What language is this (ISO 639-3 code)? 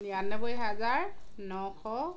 asm